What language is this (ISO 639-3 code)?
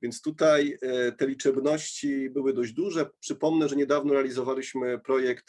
pol